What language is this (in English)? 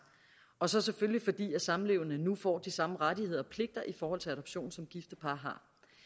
Danish